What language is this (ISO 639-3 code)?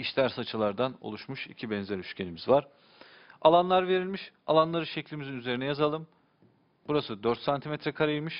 tur